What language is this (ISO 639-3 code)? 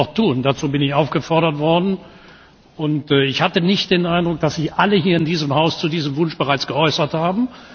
deu